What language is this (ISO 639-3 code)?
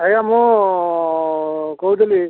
ori